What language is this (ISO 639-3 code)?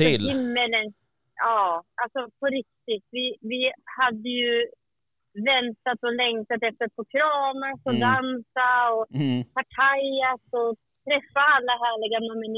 swe